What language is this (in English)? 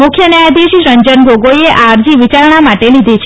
Gujarati